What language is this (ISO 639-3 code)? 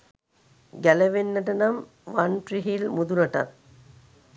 sin